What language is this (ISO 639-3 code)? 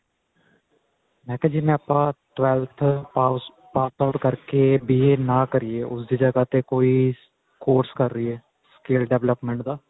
pan